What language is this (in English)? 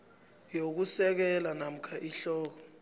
South Ndebele